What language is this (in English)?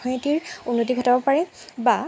Assamese